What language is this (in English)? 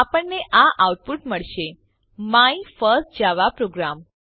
Gujarati